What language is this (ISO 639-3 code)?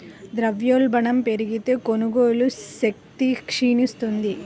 tel